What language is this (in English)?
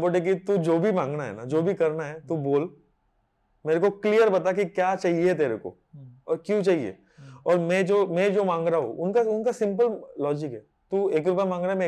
Marathi